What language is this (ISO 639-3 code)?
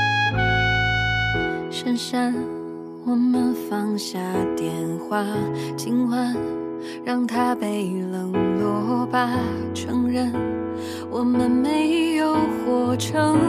zho